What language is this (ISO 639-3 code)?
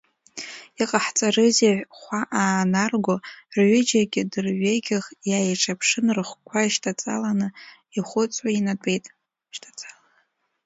abk